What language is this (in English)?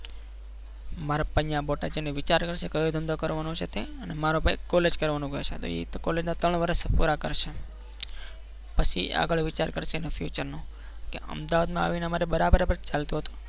Gujarati